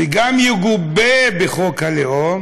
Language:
Hebrew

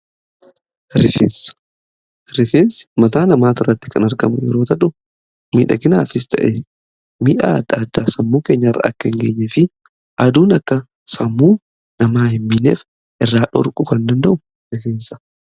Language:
Oromo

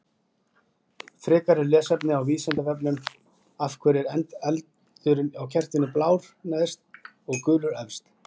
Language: Icelandic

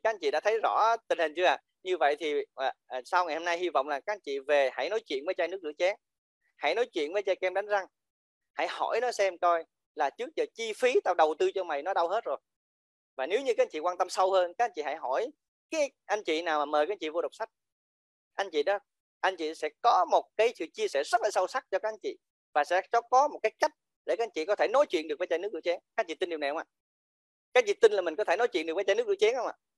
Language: Vietnamese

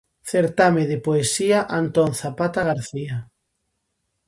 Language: Galician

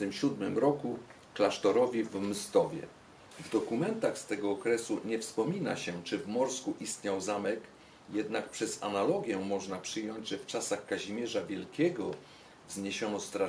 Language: Polish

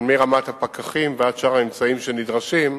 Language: Hebrew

